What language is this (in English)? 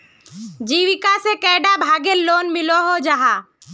Magahi